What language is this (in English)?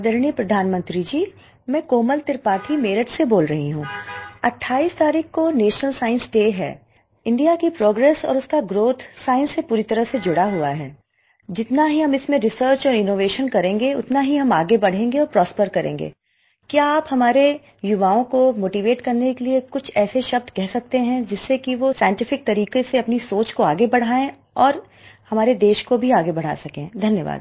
Hindi